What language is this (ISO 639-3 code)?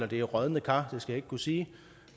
dan